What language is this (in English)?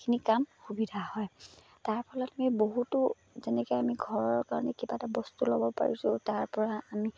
Assamese